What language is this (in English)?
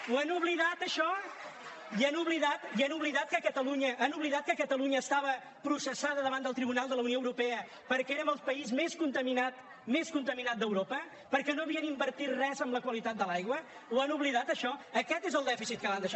Catalan